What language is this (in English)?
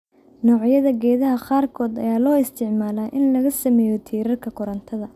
Somali